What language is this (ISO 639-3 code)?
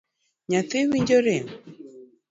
luo